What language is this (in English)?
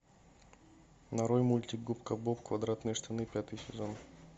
Russian